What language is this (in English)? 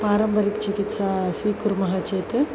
Sanskrit